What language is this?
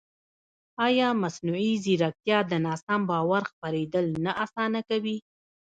Pashto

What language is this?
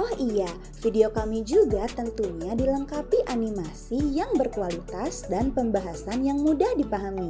Indonesian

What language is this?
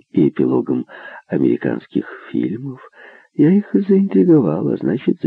Russian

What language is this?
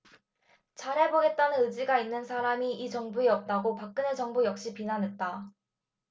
Korean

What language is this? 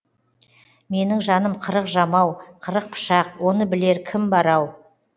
Kazakh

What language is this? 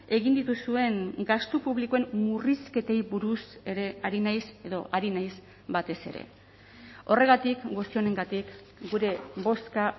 Basque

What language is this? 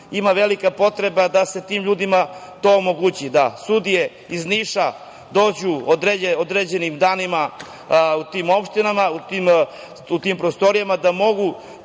Serbian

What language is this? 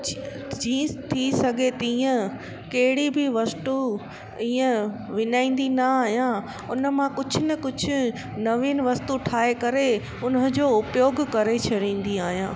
Sindhi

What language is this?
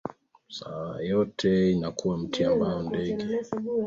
Swahili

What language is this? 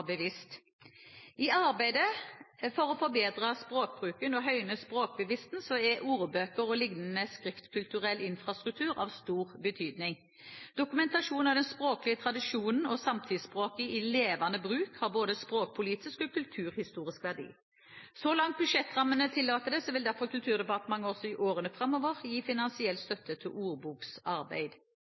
Norwegian Bokmål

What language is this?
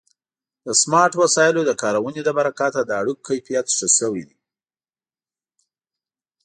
Pashto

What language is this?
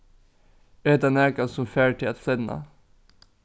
Faroese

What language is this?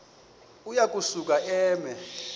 Xhosa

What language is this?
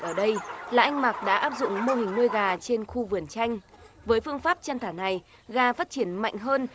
Vietnamese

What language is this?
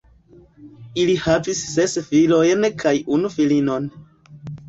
Esperanto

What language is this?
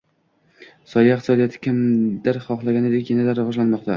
Uzbek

